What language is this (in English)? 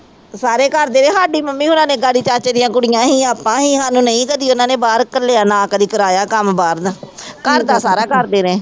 Punjabi